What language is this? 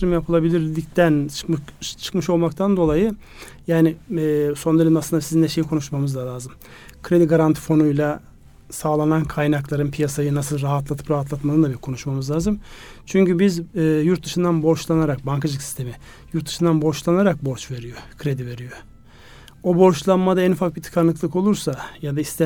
Turkish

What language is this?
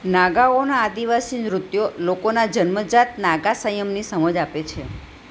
Gujarati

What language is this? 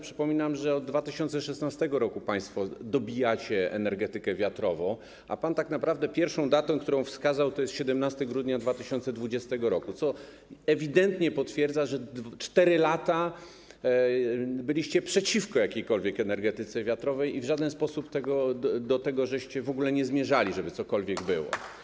Polish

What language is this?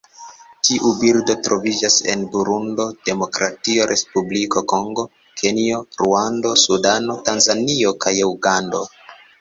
Esperanto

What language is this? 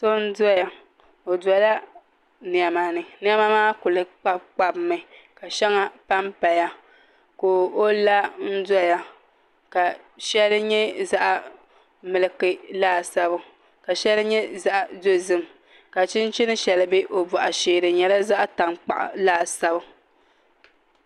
Dagbani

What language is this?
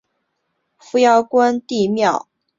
Chinese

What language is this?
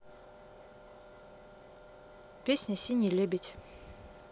Russian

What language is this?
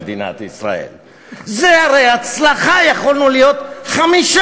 Hebrew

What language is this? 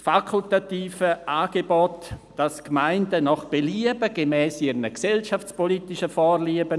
Swiss German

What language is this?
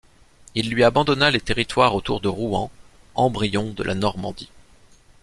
French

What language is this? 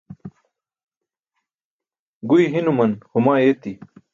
Burushaski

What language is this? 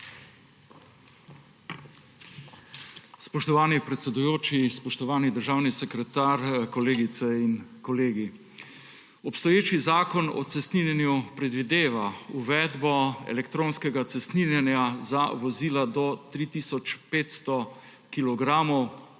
Slovenian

